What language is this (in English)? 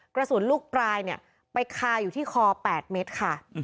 Thai